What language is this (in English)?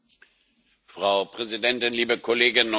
German